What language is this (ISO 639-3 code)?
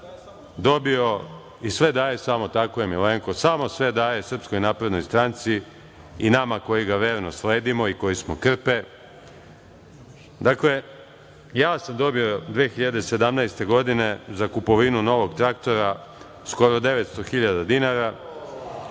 srp